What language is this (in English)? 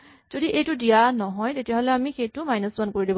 Assamese